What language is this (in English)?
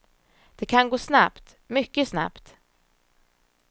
Swedish